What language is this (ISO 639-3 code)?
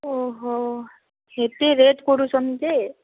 ori